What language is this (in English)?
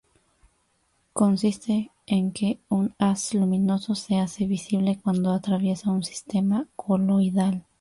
Spanish